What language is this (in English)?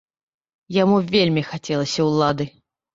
Belarusian